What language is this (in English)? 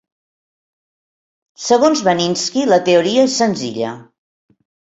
Catalan